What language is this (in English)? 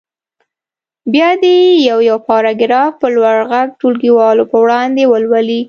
Pashto